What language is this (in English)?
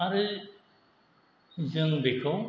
Bodo